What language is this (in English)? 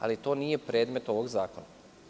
Serbian